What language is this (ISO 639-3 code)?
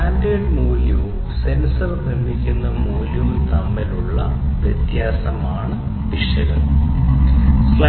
mal